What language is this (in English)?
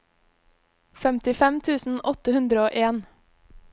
Norwegian